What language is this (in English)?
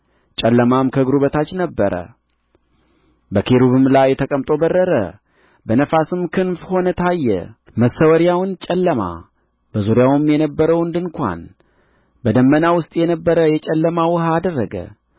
Amharic